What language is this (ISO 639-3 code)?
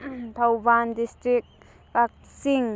mni